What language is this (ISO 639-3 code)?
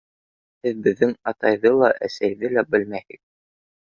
bak